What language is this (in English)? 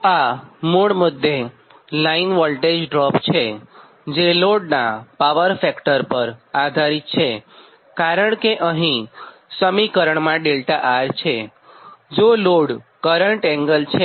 Gujarati